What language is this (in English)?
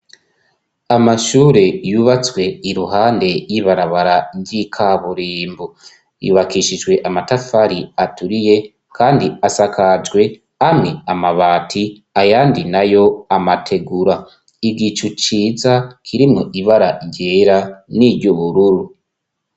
Rundi